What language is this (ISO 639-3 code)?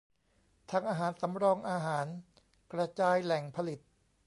tha